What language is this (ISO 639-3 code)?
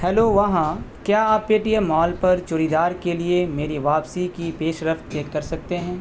urd